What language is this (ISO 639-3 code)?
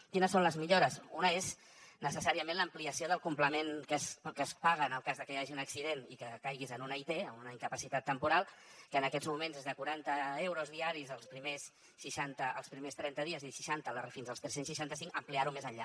cat